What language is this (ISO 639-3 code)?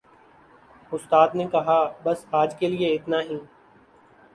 urd